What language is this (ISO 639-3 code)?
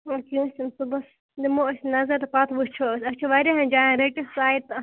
kas